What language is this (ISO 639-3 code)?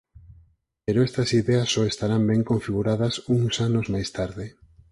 glg